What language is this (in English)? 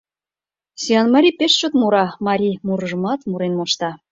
Mari